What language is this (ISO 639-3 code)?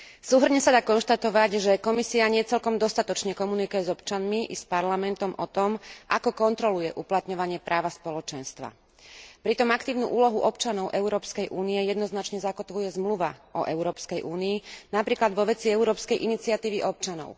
slk